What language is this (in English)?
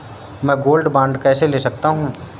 Hindi